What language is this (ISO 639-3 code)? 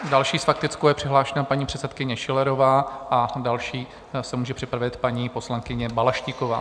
ces